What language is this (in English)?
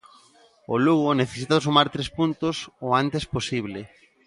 Galician